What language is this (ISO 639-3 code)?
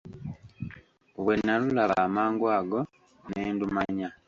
lug